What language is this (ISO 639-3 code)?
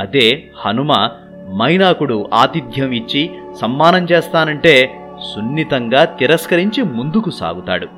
tel